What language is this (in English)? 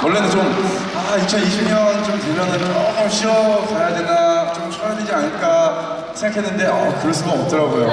Korean